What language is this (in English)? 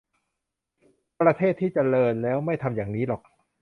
Thai